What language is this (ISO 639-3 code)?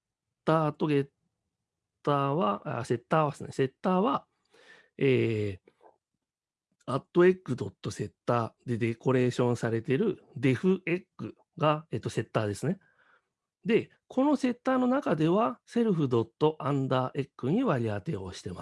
jpn